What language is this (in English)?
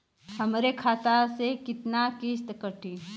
Bhojpuri